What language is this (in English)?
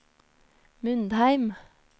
Norwegian